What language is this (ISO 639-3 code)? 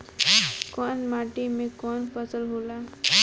bho